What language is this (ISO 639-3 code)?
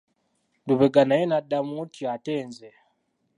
lug